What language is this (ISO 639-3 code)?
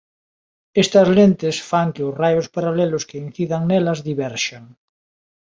glg